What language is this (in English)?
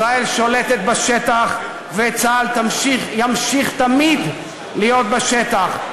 Hebrew